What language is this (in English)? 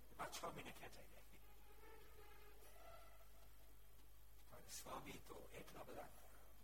Gujarati